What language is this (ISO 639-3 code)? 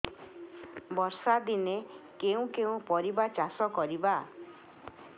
ori